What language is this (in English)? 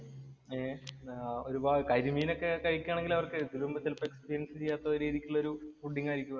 Malayalam